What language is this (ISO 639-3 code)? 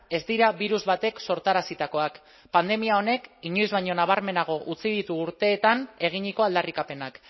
eus